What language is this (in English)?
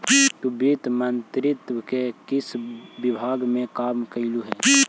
Magahi